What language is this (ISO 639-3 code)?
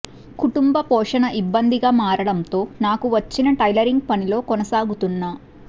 tel